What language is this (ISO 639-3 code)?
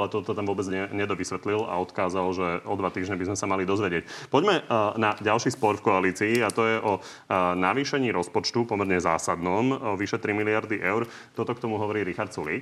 slk